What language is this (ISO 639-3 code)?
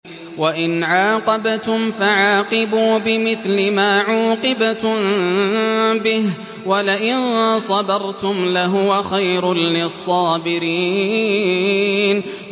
ara